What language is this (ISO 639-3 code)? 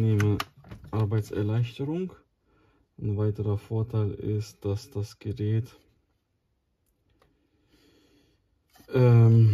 deu